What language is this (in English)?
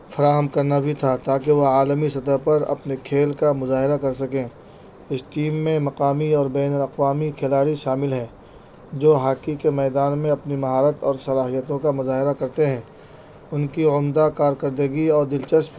Urdu